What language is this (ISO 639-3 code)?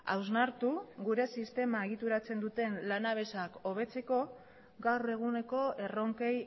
eus